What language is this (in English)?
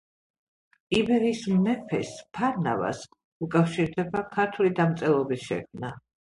Georgian